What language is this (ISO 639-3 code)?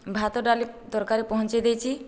ori